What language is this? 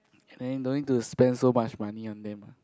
English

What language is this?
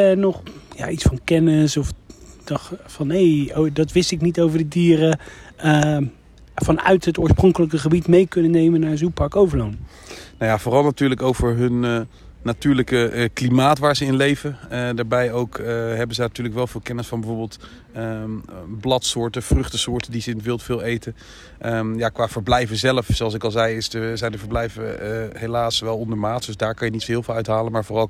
Dutch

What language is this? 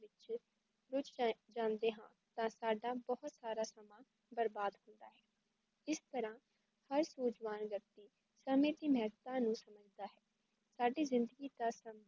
Punjabi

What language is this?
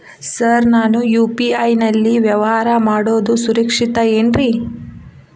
Kannada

